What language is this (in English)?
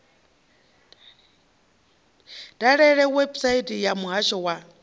Venda